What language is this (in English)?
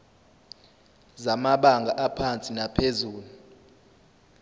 Zulu